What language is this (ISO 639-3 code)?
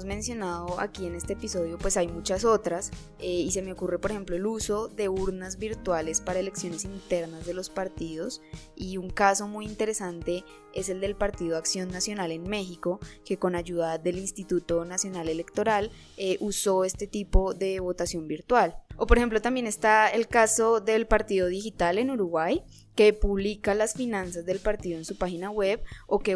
spa